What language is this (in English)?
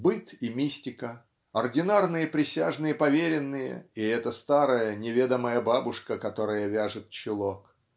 Russian